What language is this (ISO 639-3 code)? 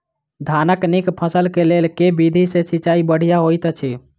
mai